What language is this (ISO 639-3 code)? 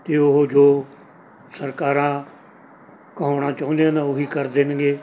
pan